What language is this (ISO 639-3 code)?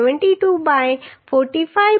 guj